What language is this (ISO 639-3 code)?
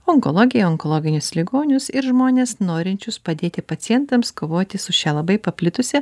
lit